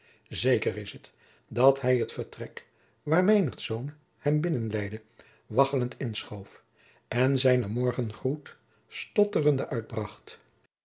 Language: Dutch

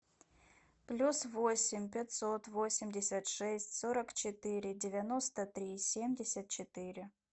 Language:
Russian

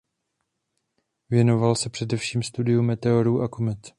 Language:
Czech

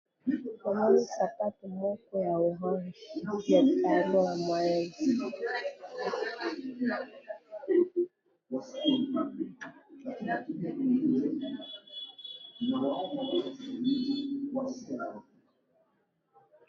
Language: Lingala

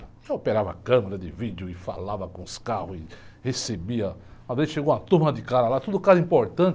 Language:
Portuguese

